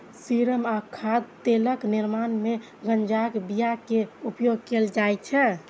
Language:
Maithili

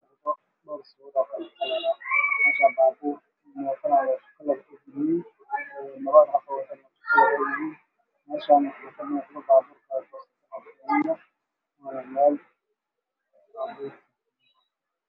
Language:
Somali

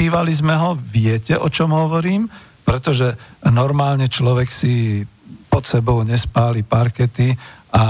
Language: Slovak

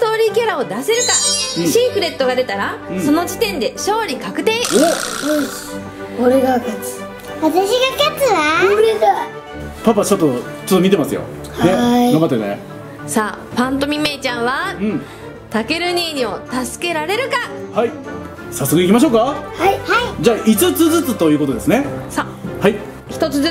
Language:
Japanese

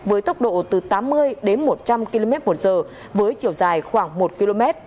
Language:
Vietnamese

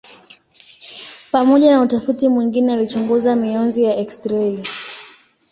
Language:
Swahili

